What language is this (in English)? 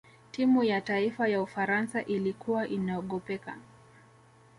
Swahili